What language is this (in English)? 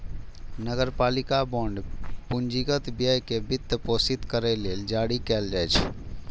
Maithili